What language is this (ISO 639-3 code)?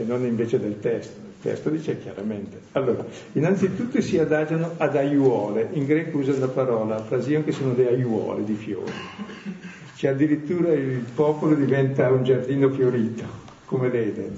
ita